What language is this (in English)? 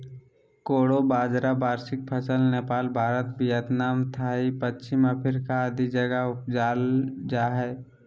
Magahi